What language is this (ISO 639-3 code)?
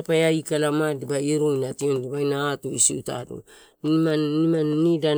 ttu